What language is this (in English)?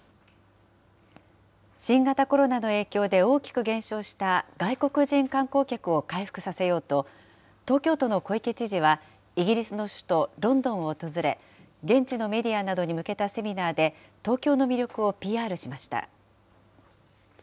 Japanese